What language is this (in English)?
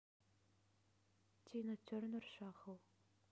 Russian